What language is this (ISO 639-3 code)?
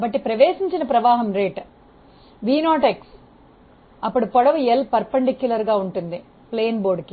tel